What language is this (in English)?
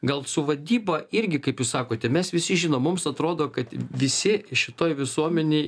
Lithuanian